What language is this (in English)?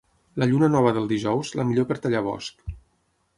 Catalan